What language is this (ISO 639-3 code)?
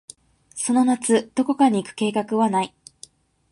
jpn